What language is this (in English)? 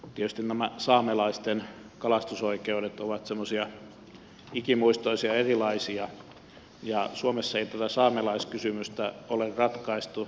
Finnish